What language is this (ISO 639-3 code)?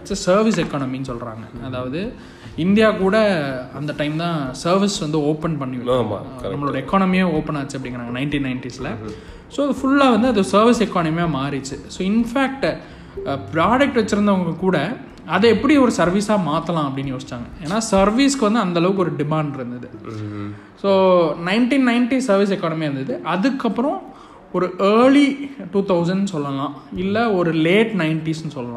tam